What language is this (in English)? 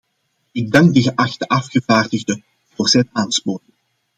Dutch